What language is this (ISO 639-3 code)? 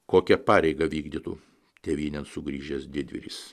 lit